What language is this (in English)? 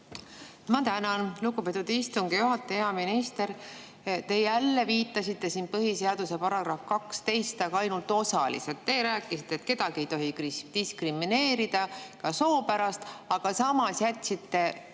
Estonian